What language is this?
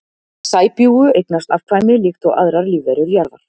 Icelandic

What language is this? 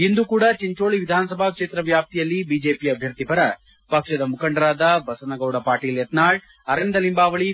Kannada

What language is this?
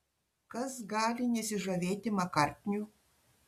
Lithuanian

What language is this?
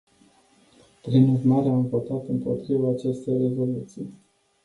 Romanian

